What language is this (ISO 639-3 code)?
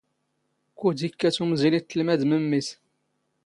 zgh